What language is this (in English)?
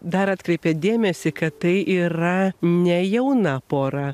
Lithuanian